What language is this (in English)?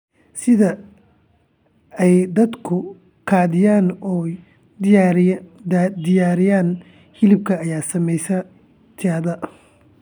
Somali